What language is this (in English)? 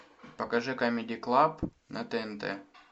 Russian